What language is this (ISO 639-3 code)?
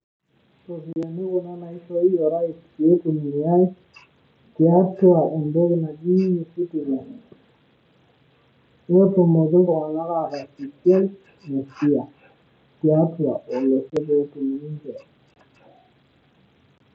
mas